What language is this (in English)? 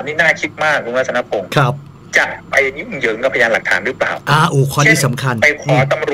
Thai